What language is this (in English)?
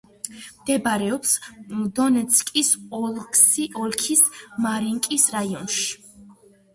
Georgian